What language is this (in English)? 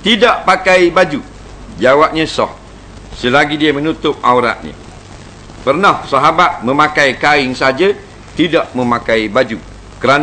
Malay